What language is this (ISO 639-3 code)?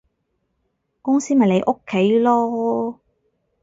yue